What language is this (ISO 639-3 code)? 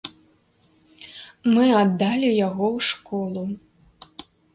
bel